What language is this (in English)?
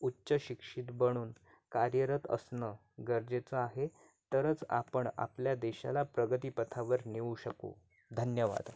Marathi